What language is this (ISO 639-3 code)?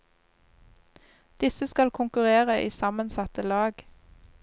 nor